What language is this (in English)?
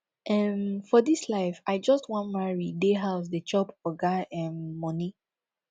Nigerian Pidgin